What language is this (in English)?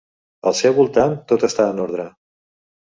Catalan